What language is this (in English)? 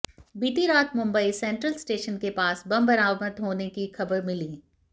Hindi